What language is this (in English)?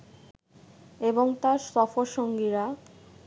Bangla